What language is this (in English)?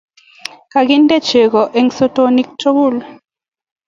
Kalenjin